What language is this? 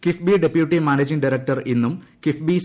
Malayalam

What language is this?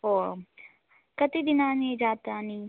Sanskrit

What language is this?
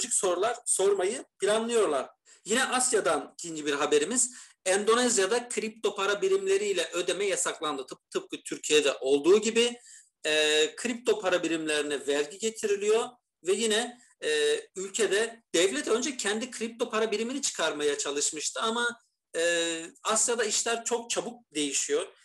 Turkish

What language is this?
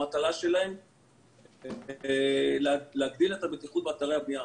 Hebrew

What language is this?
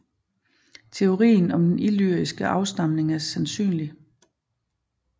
Danish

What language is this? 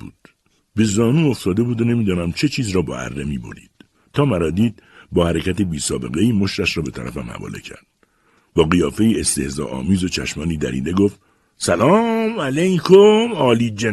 Persian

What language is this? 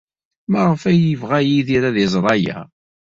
Kabyle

